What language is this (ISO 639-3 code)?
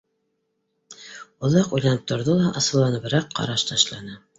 bak